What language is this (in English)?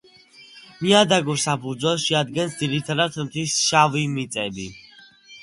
Georgian